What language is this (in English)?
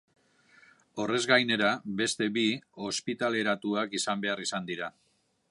Basque